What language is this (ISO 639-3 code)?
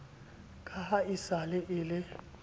sot